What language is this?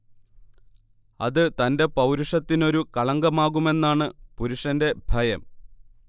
Malayalam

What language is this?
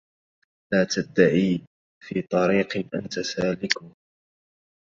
Arabic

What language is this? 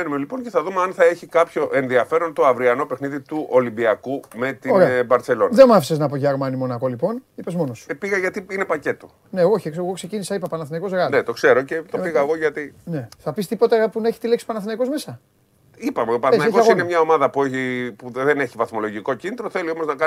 Greek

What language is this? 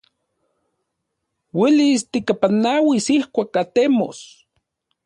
Central Puebla Nahuatl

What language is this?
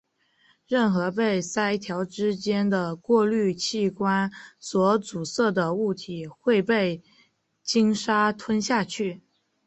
Chinese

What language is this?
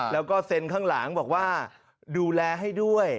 Thai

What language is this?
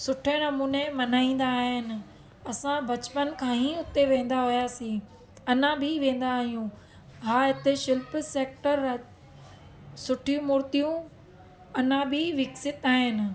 Sindhi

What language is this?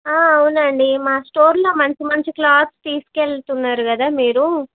Telugu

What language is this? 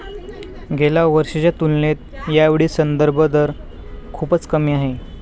Marathi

